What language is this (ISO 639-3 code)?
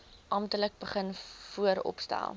afr